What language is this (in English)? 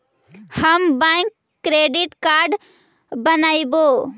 Magahi